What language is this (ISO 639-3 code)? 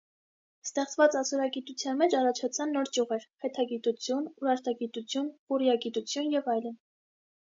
hye